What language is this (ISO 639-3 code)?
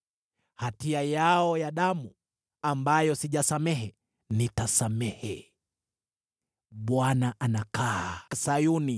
swa